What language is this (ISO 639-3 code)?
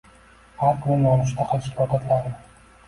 uzb